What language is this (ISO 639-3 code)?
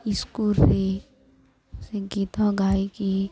ori